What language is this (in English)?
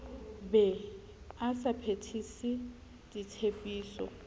Southern Sotho